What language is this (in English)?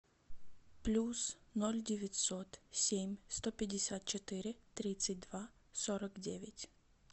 Russian